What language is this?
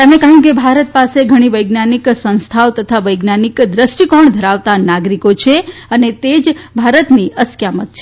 Gujarati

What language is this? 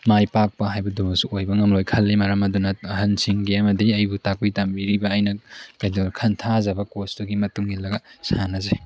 Manipuri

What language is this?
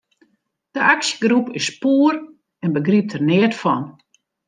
Western Frisian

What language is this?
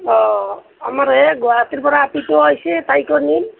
Assamese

